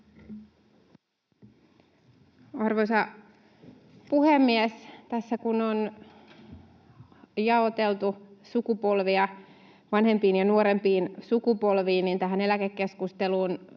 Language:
Finnish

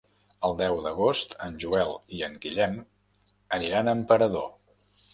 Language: Catalan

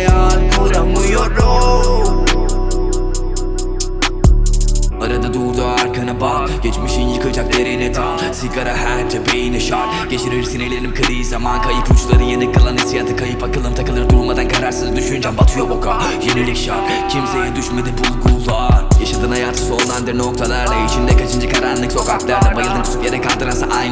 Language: Turkish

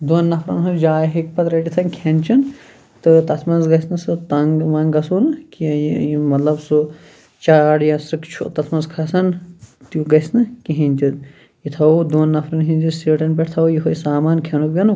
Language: Kashmiri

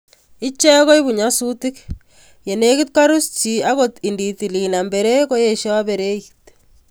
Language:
Kalenjin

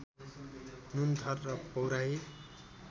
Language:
Nepali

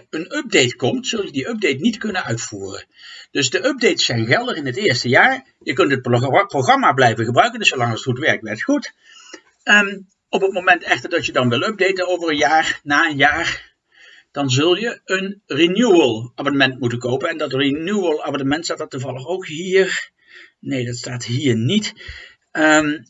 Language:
Dutch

